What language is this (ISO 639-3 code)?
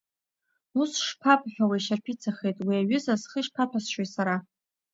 abk